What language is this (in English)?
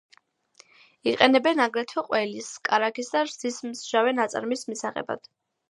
Georgian